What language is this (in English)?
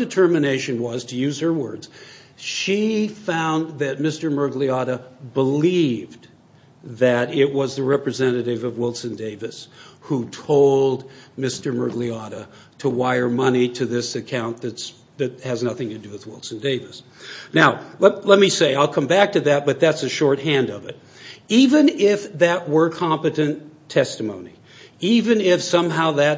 English